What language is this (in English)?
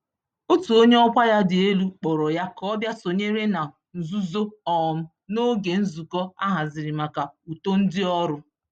Igbo